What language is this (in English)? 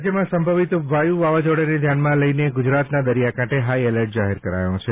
Gujarati